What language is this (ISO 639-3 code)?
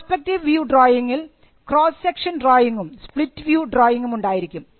mal